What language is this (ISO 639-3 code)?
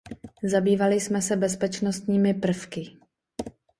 ces